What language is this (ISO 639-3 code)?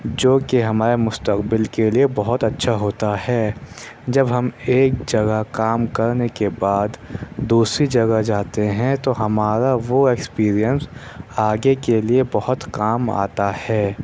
urd